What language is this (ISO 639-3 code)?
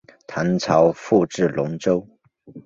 zho